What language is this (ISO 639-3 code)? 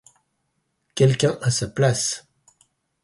fra